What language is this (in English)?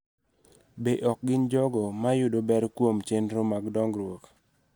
Luo (Kenya and Tanzania)